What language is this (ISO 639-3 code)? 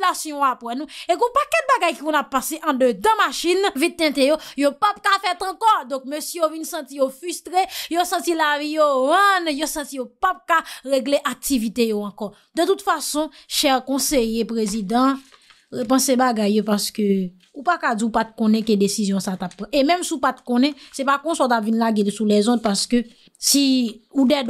fra